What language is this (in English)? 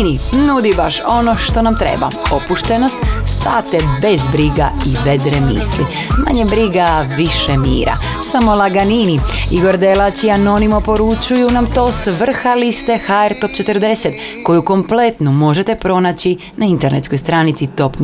Croatian